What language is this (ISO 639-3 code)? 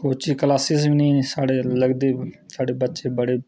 doi